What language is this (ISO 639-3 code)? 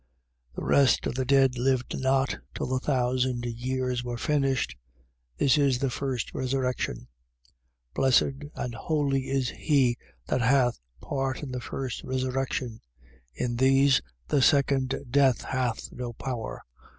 eng